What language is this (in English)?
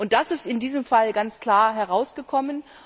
German